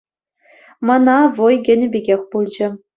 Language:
Chuvash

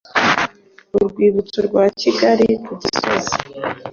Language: Kinyarwanda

